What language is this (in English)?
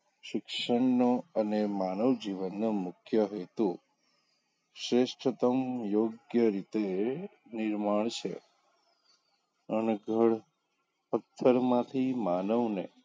Gujarati